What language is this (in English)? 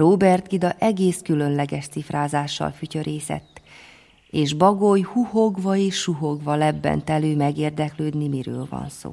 Hungarian